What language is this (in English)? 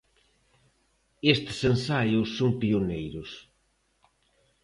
Galician